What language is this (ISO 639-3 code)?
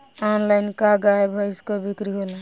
bho